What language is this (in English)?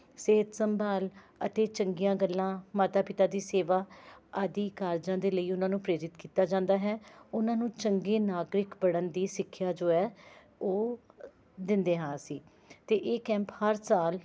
Punjabi